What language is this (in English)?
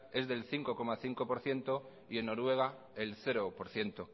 Spanish